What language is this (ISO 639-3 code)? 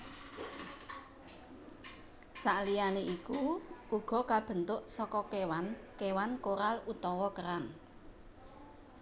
jav